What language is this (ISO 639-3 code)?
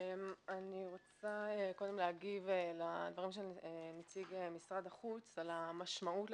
heb